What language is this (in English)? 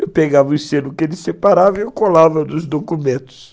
Portuguese